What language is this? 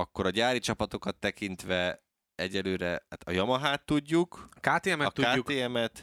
Hungarian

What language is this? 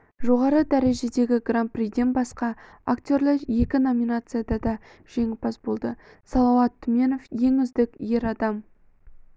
Kazakh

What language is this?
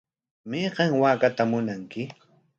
Corongo Ancash Quechua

